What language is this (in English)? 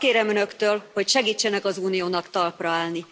Hungarian